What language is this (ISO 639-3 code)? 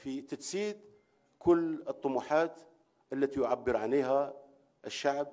ara